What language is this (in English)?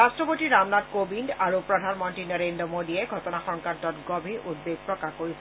Assamese